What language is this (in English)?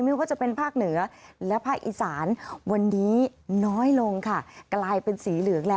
Thai